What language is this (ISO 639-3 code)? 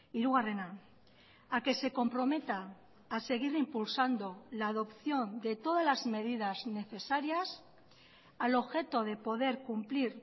spa